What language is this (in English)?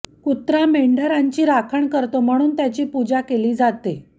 Marathi